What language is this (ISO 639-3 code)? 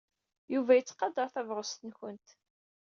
kab